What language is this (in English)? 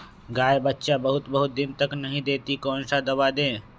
Magahi